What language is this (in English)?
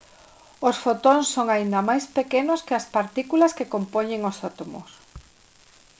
Galician